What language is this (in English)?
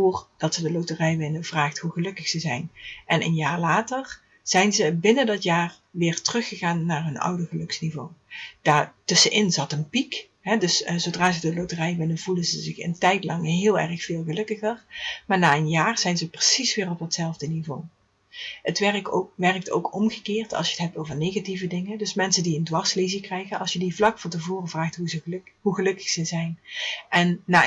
Dutch